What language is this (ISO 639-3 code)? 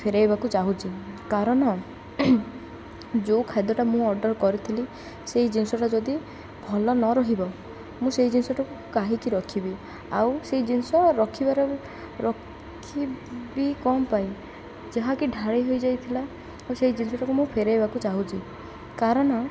ori